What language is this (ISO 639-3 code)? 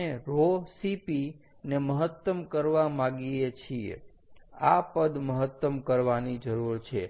guj